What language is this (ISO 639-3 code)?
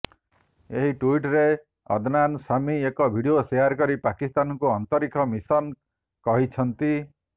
ori